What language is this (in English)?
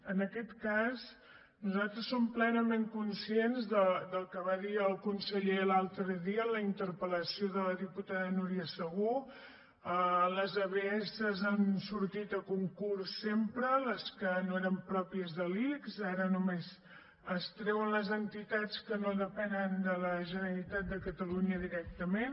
Catalan